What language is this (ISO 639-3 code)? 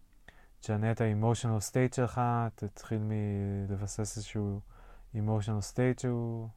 heb